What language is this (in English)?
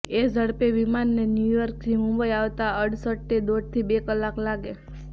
Gujarati